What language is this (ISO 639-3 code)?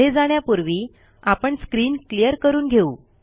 mar